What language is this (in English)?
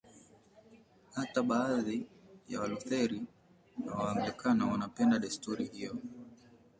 Swahili